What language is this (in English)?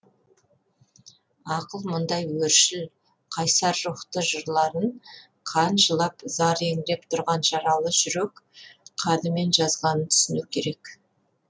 Kazakh